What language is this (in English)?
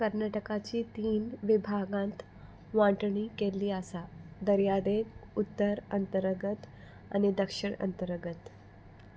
Konkani